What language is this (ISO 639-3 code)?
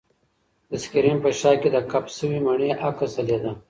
pus